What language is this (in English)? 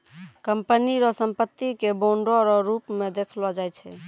Maithili